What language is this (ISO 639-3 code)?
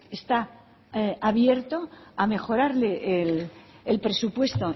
spa